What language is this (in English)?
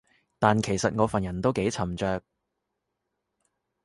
Cantonese